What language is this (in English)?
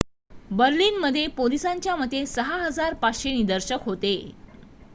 Marathi